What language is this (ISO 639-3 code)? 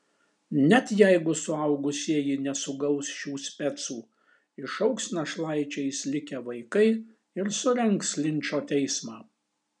lit